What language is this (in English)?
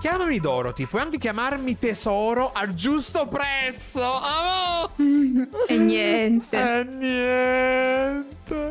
Italian